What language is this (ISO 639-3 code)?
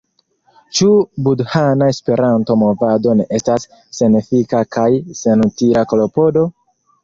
epo